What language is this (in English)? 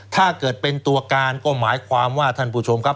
Thai